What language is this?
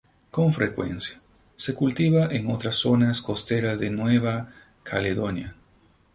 Spanish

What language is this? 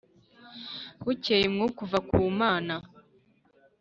Kinyarwanda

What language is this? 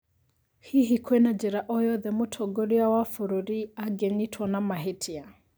Kikuyu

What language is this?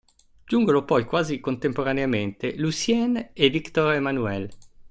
Italian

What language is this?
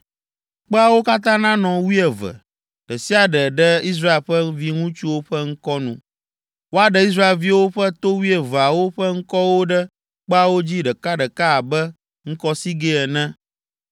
Ewe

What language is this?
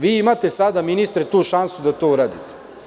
Serbian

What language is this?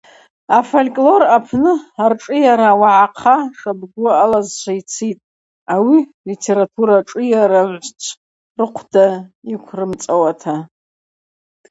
Abaza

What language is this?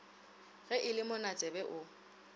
Northern Sotho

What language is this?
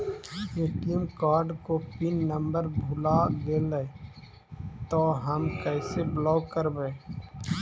Magahi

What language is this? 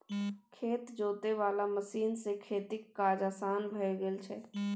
Maithili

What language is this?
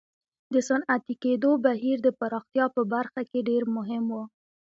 Pashto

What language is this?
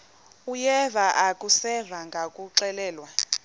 Xhosa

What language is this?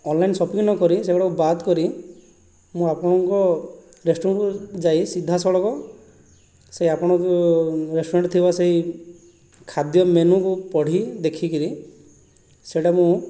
Odia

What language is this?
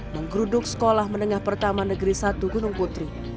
Indonesian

